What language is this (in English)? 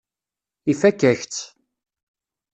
Kabyle